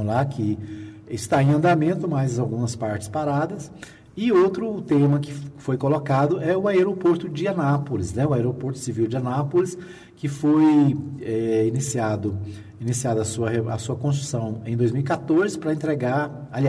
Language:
Portuguese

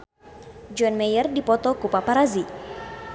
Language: Sundanese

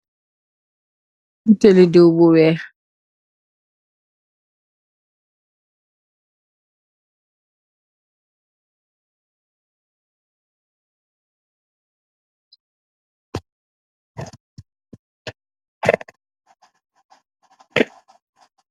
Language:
Wolof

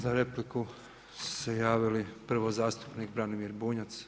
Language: Croatian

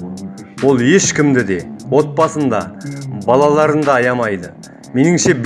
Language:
Kazakh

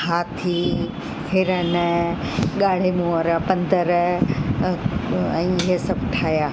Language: Sindhi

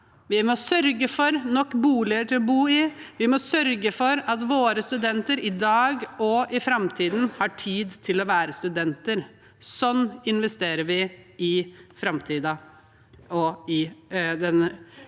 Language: Norwegian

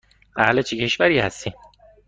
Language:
Persian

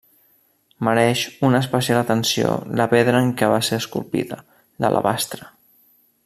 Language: Catalan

